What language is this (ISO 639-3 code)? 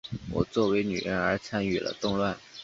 zho